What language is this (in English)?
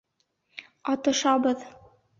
Bashkir